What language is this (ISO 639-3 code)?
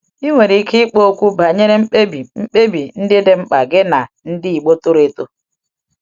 ibo